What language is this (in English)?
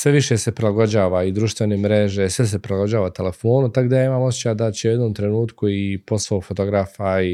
Croatian